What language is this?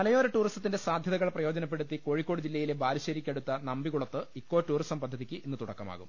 Malayalam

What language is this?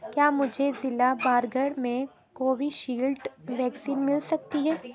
Urdu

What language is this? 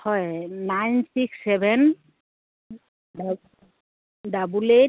Assamese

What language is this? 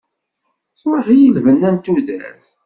Kabyle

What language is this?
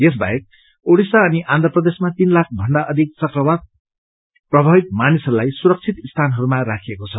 Nepali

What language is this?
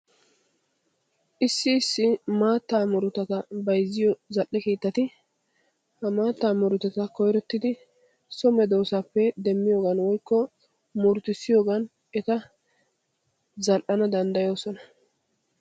Wolaytta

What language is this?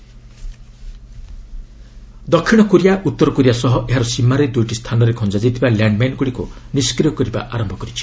Odia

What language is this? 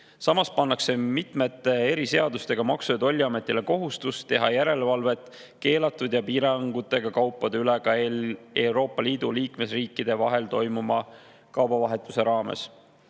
Estonian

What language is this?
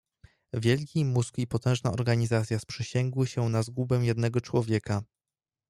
Polish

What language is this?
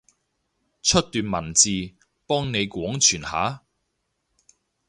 Cantonese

